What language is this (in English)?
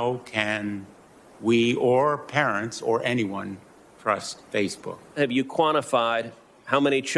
Hebrew